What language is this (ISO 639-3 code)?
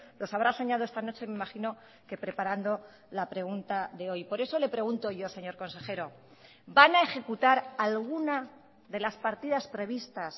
spa